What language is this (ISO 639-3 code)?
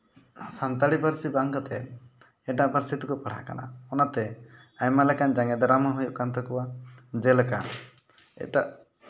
sat